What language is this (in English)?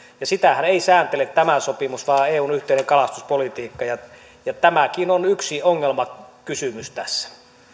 Finnish